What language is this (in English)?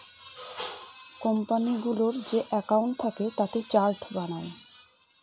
Bangla